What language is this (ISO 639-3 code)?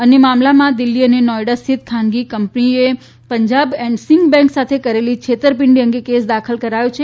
guj